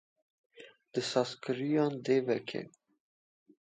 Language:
Kurdish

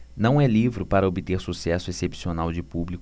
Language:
Portuguese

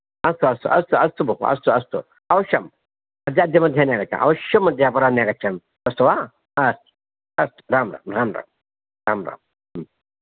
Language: Sanskrit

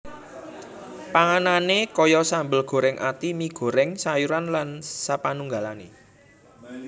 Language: Javanese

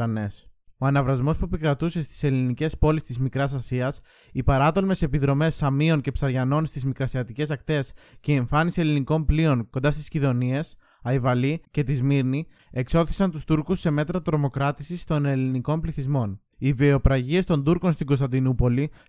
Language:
Greek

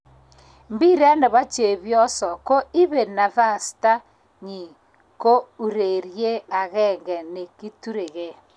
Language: Kalenjin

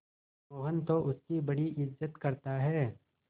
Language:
Hindi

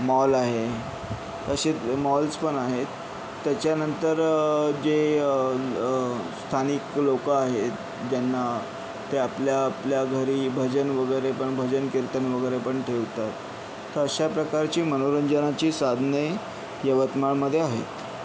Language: Marathi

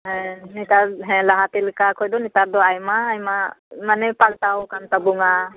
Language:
Santali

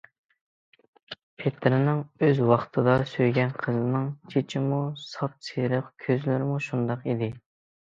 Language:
Uyghur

